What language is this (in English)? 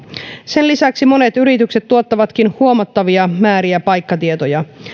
Finnish